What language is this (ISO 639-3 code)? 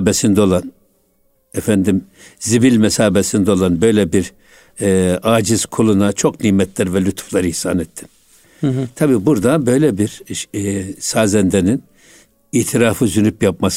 tur